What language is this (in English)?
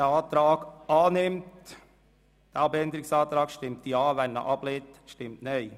Swiss German